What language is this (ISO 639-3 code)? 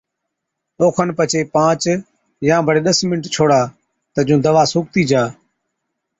odk